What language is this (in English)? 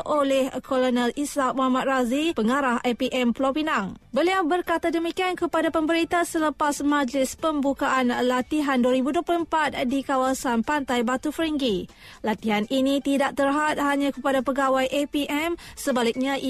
Malay